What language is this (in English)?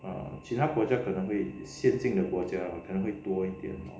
English